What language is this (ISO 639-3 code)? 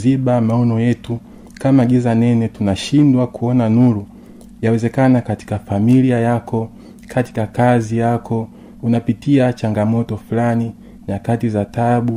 swa